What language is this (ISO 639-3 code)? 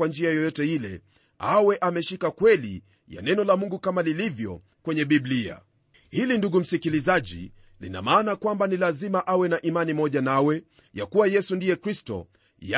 swa